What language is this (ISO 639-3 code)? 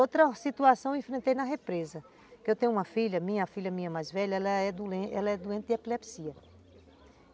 por